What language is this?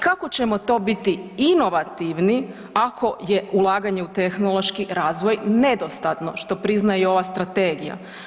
Croatian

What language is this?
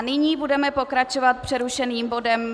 Czech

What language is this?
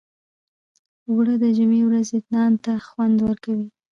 Pashto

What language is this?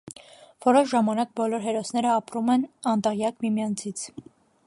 Armenian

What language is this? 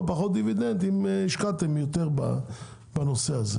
Hebrew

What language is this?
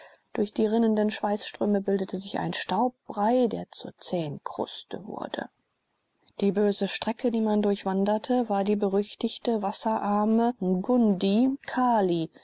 German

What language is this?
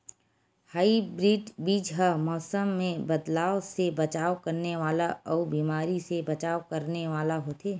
Chhattisgarhi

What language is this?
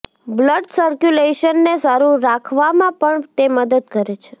Gujarati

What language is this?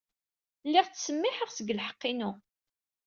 Kabyle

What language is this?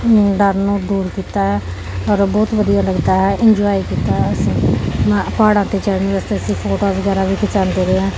Punjabi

